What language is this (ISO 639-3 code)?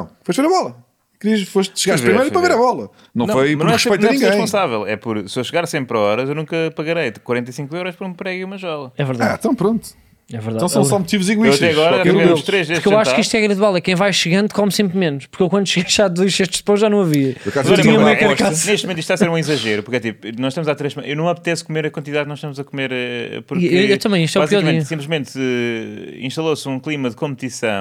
por